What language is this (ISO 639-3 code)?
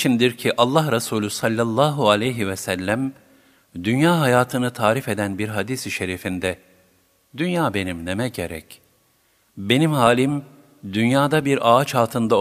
tur